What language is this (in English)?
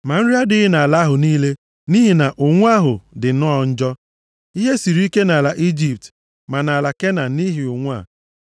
Igbo